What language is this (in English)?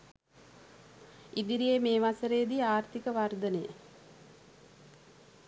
Sinhala